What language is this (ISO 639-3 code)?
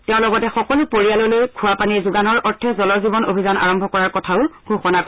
asm